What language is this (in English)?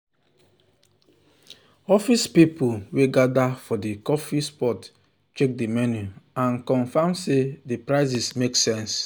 Nigerian Pidgin